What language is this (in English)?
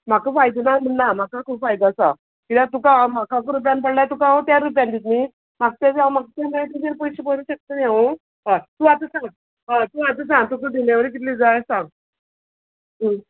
Konkani